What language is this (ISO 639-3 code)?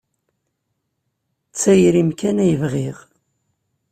kab